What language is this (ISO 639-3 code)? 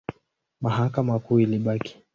swa